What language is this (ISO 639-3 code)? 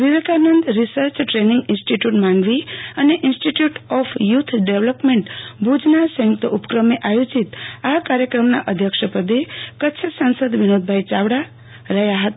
guj